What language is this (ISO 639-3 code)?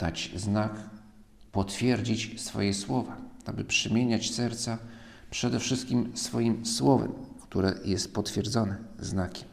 pol